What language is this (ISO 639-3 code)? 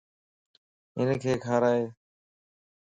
lss